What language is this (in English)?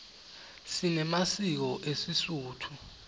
Swati